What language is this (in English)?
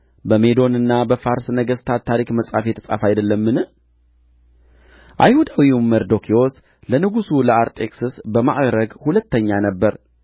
Amharic